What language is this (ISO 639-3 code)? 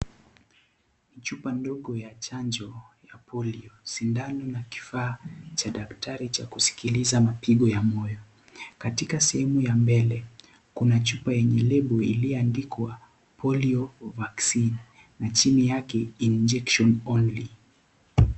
swa